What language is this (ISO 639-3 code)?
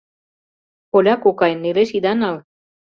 chm